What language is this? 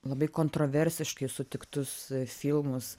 Lithuanian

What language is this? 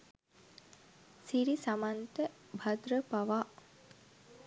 Sinhala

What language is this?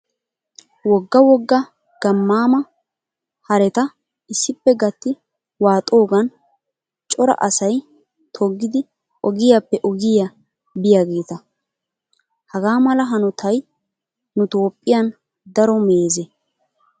Wolaytta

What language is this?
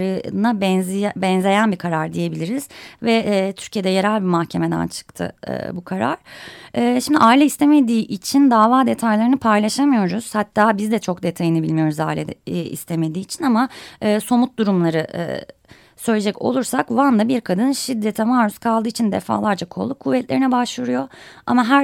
Turkish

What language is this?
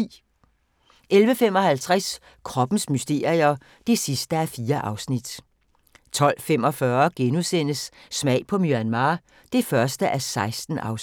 Danish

